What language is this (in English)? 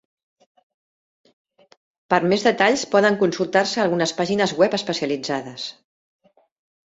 Catalan